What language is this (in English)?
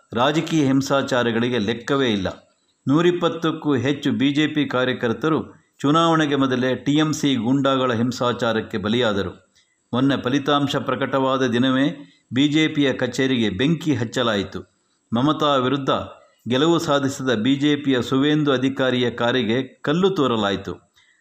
Kannada